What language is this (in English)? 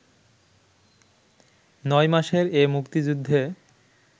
Bangla